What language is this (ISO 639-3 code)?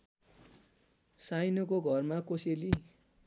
nep